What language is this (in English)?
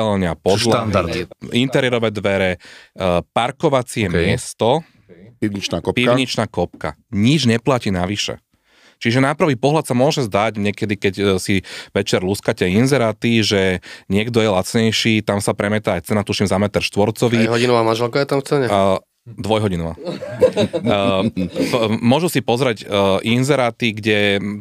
Slovak